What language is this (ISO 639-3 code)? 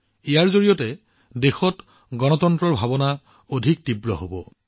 asm